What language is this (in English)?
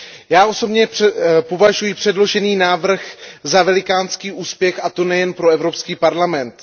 Czech